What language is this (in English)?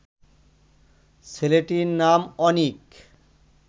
Bangla